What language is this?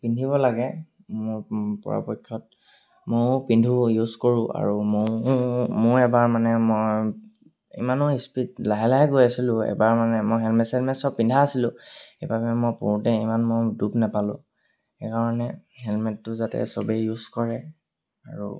Assamese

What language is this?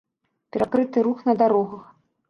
Belarusian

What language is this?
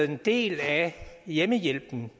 Danish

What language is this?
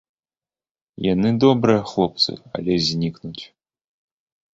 Belarusian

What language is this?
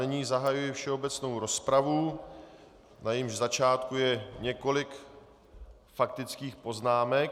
Czech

